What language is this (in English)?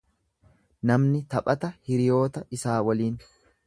Oromo